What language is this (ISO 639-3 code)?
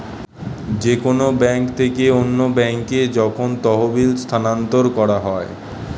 ben